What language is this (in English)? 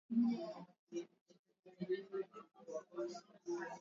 Swahili